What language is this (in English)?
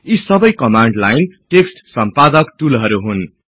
Nepali